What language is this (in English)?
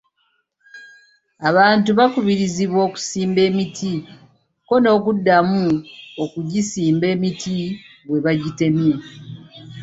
Ganda